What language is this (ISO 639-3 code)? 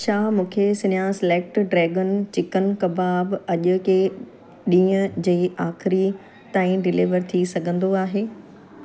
snd